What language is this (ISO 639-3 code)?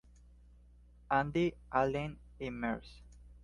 spa